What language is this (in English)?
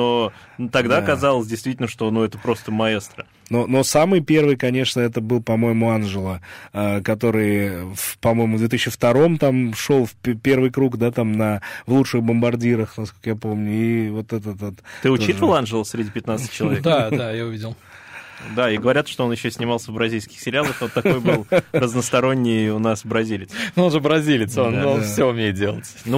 Russian